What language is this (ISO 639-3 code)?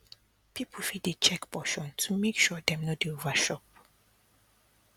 pcm